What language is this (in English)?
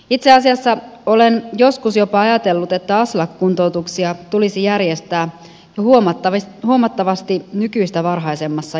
Finnish